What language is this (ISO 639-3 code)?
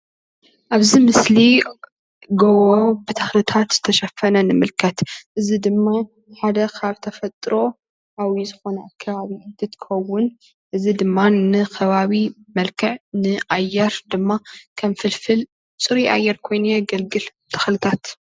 tir